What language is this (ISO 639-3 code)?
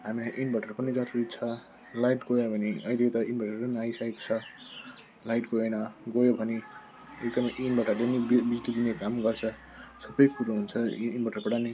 nep